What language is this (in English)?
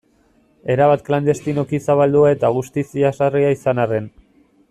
Basque